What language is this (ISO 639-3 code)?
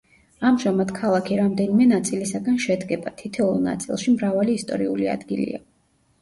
kat